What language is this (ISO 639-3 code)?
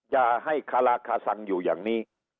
tha